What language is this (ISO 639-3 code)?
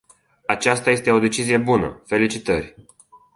ron